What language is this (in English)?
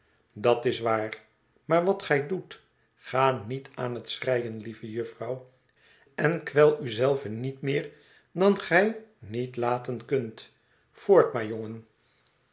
Dutch